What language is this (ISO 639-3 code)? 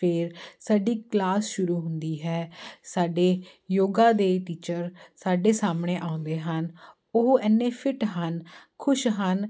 pan